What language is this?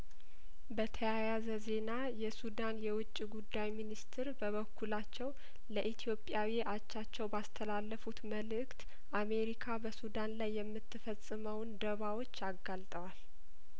Amharic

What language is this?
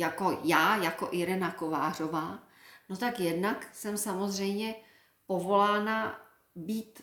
Czech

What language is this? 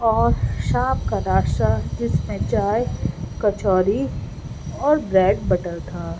Urdu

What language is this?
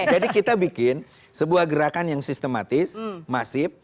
Indonesian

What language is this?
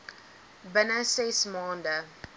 Afrikaans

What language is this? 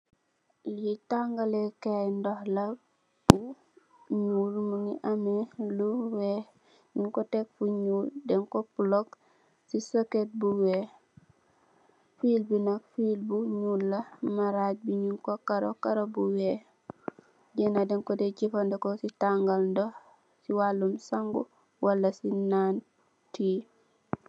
Wolof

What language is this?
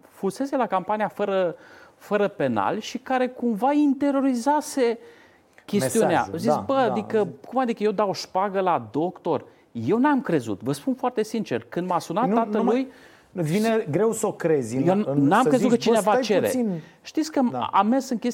Romanian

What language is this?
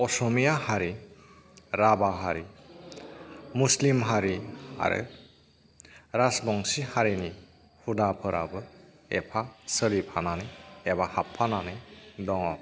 Bodo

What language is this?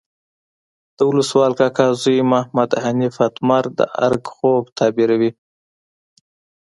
Pashto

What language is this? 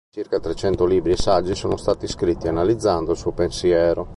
Italian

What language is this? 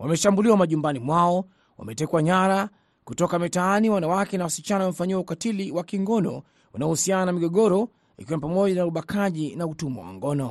Swahili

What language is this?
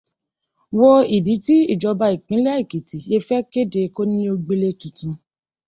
Yoruba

